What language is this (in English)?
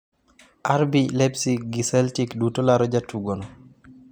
Luo (Kenya and Tanzania)